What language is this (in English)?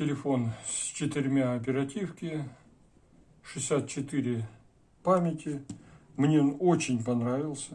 Russian